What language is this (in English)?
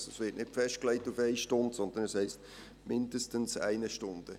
Swiss German